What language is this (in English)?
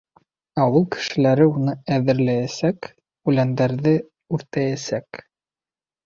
Bashkir